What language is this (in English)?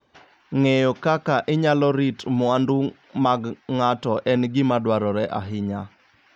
Luo (Kenya and Tanzania)